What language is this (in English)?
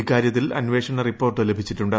Malayalam